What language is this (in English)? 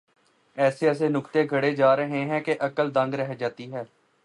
Urdu